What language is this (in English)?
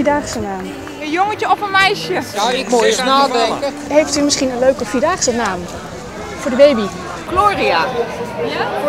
Dutch